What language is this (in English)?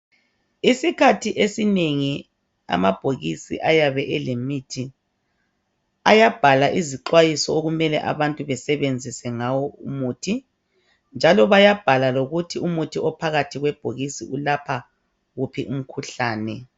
North Ndebele